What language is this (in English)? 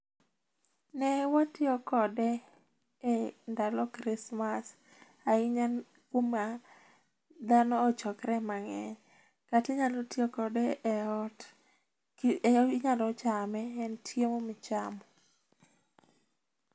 Luo (Kenya and Tanzania)